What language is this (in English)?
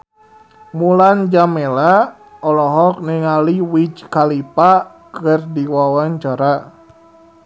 Sundanese